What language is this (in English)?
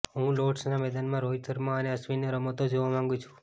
Gujarati